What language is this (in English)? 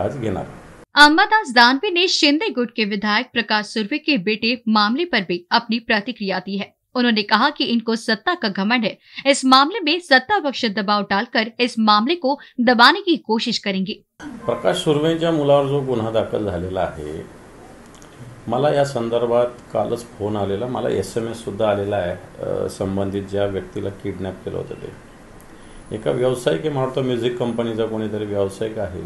Hindi